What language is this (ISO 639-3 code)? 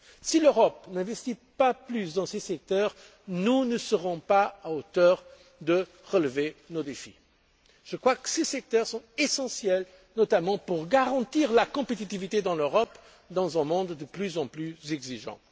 fra